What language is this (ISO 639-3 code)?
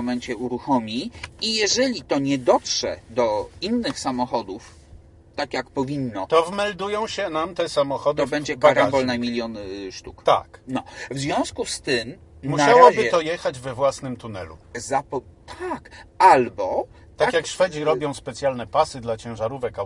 pol